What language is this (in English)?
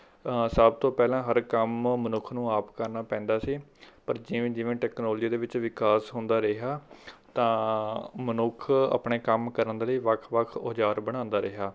Punjabi